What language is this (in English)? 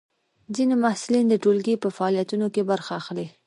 Pashto